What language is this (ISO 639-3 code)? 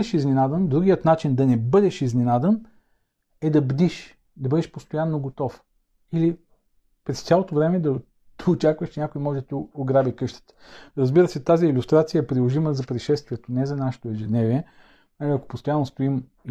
bul